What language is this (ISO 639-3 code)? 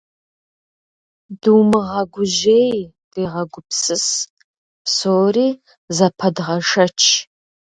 kbd